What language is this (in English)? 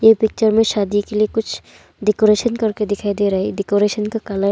Hindi